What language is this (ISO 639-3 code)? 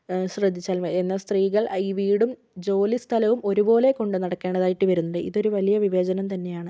mal